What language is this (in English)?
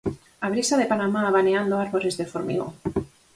Galician